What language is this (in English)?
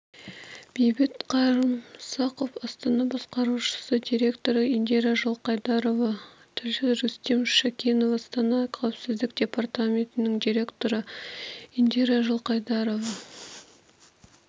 Kazakh